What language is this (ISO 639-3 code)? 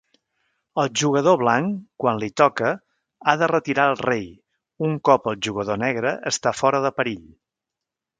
cat